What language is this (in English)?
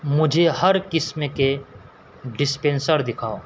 Urdu